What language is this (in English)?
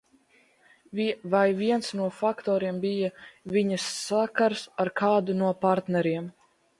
Latvian